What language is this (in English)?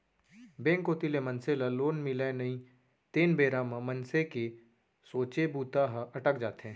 Chhattisgarhi